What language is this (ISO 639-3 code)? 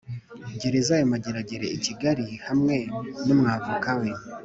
kin